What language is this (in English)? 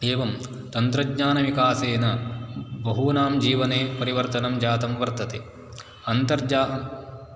Sanskrit